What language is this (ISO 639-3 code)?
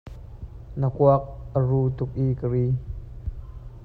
cnh